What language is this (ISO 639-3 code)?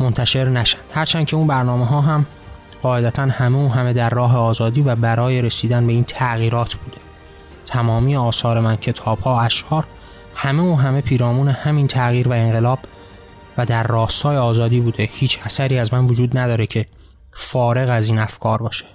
fas